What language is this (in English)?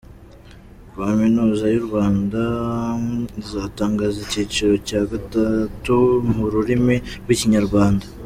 Kinyarwanda